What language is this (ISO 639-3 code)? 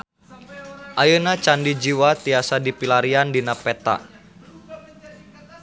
sun